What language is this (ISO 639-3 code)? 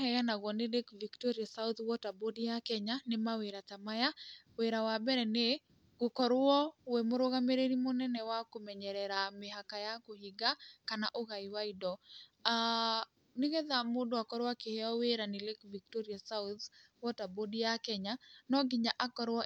kik